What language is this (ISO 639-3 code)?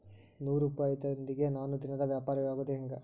kan